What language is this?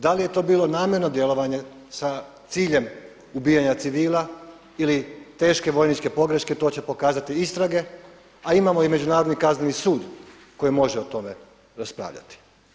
Croatian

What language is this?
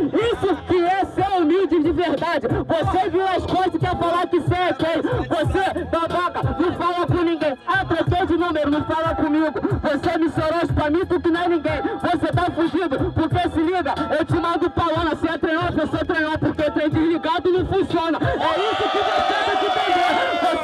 Portuguese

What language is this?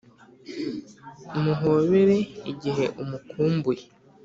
Kinyarwanda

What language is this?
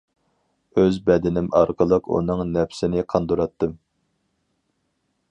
Uyghur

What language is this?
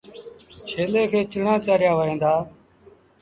Sindhi Bhil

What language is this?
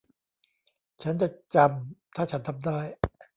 Thai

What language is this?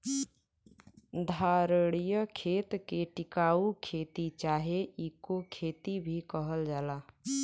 Bhojpuri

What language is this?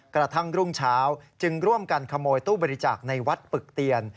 Thai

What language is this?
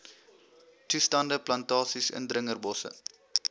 Afrikaans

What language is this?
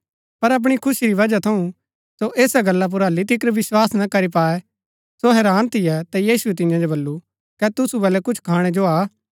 Gaddi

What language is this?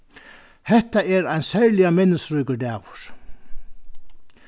Faroese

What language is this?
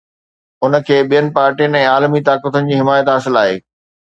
Sindhi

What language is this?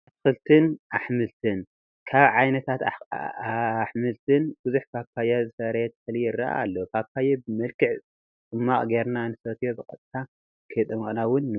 Tigrinya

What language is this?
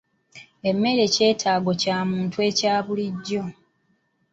Ganda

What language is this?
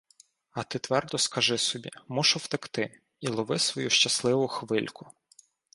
Ukrainian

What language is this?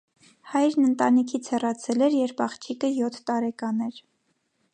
Armenian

